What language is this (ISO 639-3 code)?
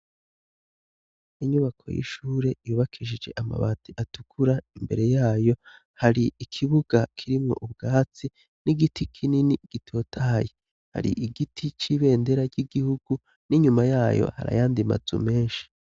run